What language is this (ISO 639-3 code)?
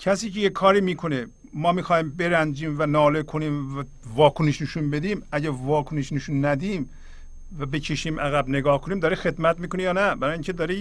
fas